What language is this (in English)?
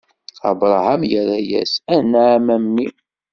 Kabyle